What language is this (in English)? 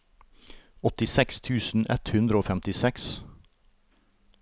Norwegian